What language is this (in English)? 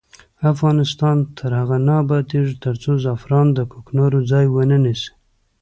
Pashto